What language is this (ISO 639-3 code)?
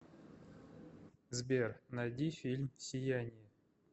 rus